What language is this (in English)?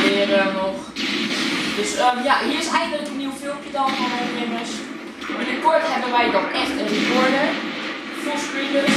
Dutch